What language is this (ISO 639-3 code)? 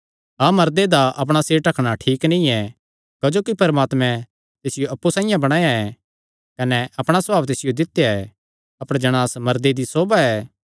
xnr